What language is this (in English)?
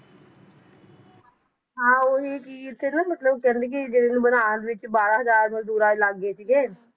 Punjabi